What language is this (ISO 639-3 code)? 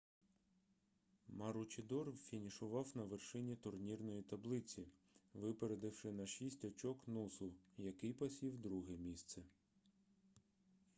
ukr